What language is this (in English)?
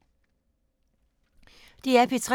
Danish